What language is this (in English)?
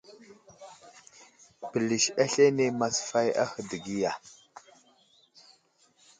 Wuzlam